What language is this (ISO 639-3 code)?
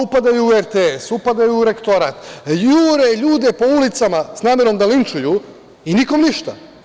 srp